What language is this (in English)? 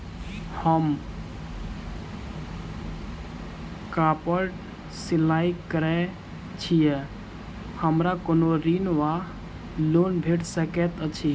Maithili